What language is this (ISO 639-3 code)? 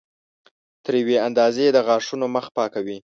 pus